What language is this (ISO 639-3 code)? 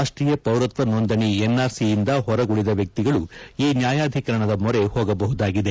kan